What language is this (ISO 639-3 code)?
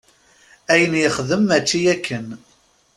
kab